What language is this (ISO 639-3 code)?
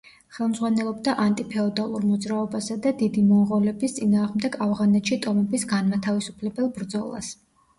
kat